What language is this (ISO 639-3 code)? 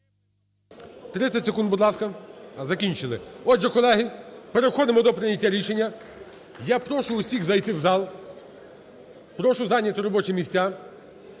ukr